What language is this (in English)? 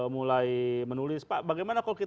Indonesian